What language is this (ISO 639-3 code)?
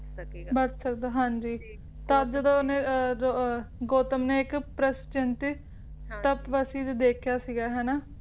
pan